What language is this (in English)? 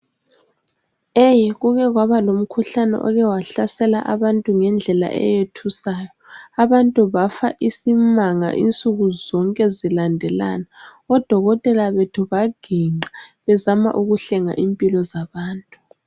North Ndebele